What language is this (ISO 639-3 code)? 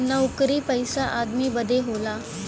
bho